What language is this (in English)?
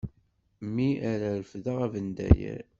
Kabyle